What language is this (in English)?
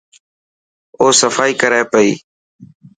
Dhatki